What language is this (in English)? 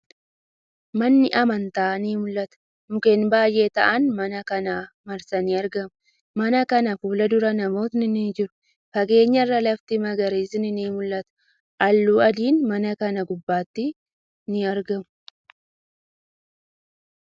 Oromo